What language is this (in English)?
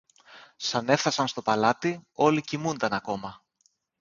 Greek